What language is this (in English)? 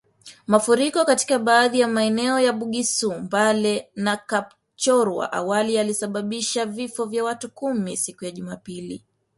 Swahili